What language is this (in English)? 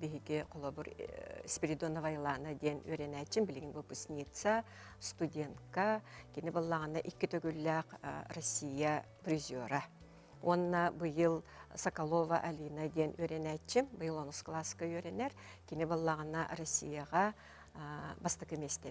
Turkish